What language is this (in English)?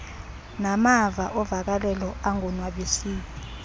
Xhosa